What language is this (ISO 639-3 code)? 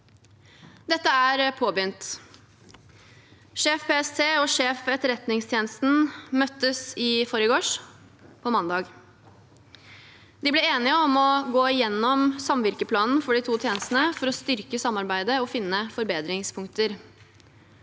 nor